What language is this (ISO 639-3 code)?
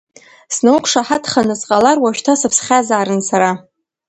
abk